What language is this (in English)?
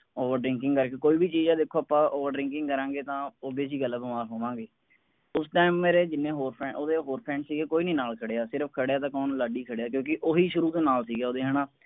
Punjabi